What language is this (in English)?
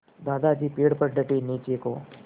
Hindi